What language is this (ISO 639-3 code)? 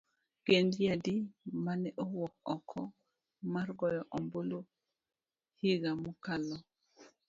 luo